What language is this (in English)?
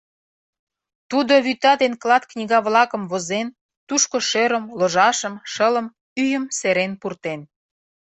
Mari